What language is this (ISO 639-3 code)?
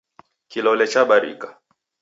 dav